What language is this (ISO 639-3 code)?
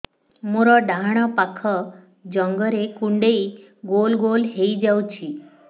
ori